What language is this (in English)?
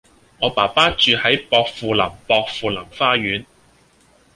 Cantonese